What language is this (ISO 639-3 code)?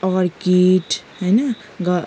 nep